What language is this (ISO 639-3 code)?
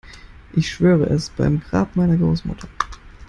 deu